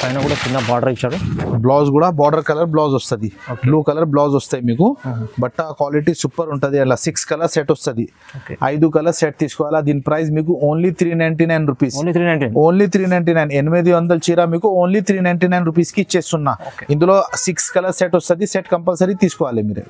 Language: Telugu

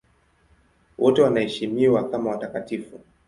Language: Swahili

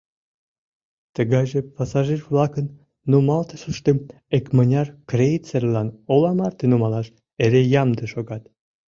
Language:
Mari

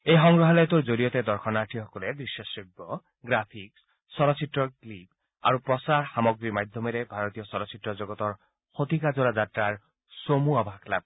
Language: Assamese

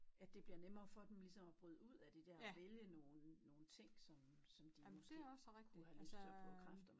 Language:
Danish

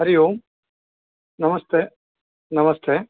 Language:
Sanskrit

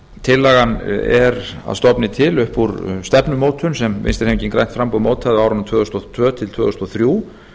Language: Icelandic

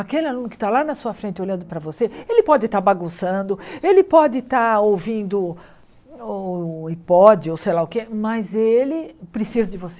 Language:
Portuguese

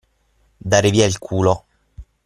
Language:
Italian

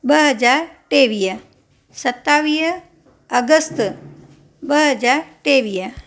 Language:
Sindhi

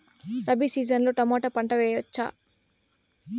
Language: Telugu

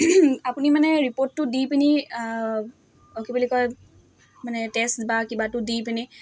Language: Assamese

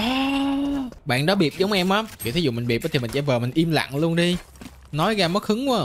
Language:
Vietnamese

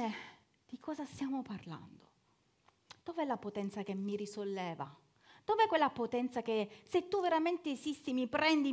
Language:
Italian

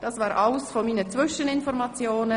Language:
Swiss German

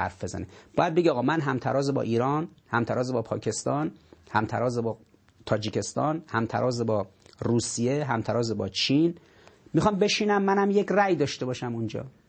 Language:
Persian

